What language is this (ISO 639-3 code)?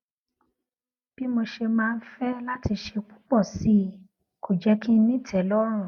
yor